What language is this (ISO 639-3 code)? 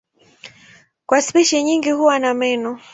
swa